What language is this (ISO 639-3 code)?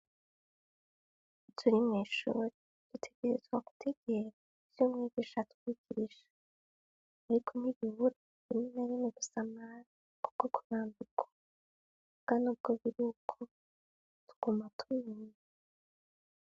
run